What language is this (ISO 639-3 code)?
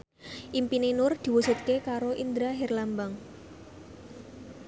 jav